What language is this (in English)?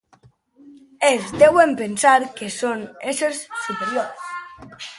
Catalan